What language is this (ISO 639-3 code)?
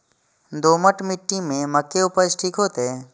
mai